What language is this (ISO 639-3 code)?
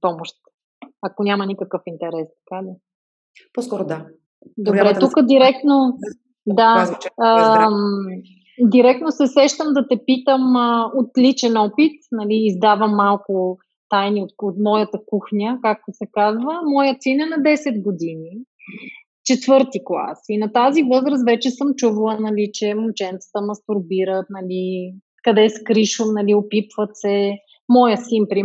bul